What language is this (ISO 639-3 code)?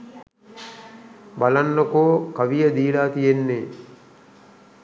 sin